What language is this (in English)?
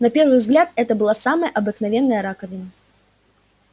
Russian